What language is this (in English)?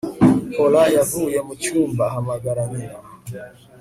Kinyarwanda